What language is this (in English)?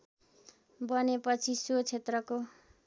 Nepali